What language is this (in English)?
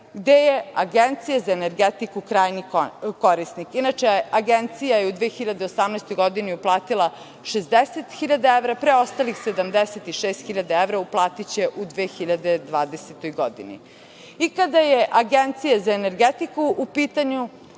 Serbian